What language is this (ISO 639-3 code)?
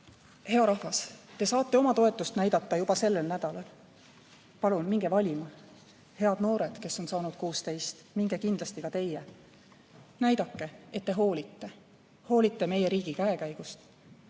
est